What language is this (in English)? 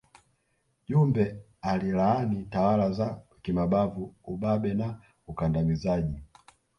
Swahili